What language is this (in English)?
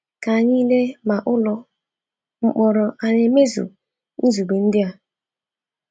Igbo